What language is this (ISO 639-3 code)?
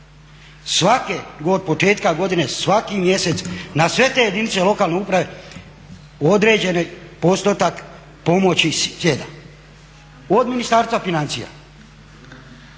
hrv